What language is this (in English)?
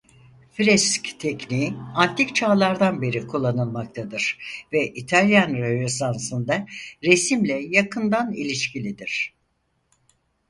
Turkish